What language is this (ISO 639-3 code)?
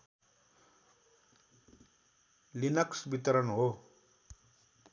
nep